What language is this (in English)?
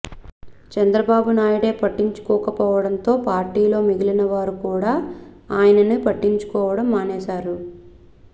Telugu